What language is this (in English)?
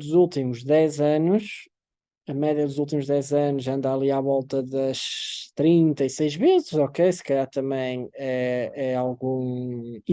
Portuguese